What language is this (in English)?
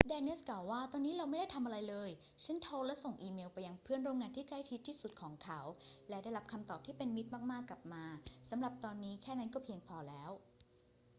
Thai